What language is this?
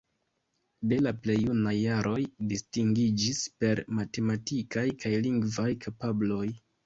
Esperanto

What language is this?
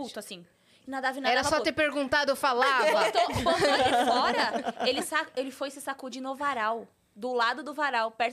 Portuguese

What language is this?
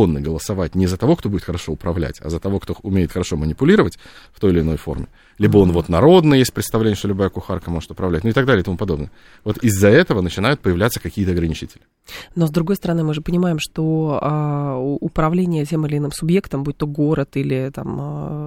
Russian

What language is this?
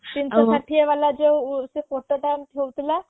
Odia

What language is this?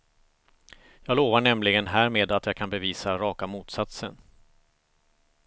Swedish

